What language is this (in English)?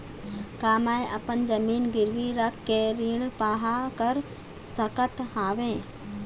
Chhattisgarhi